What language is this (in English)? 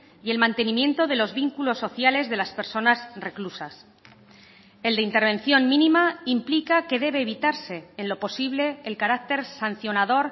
Spanish